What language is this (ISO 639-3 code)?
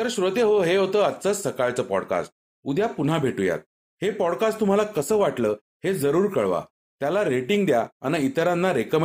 mar